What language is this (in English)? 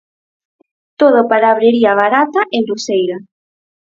Galician